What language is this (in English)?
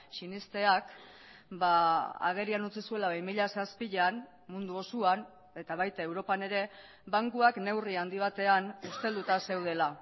Basque